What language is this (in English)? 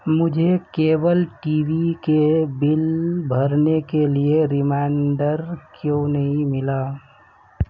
Urdu